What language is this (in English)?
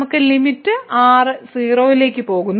Malayalam